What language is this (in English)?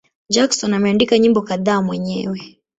Swahili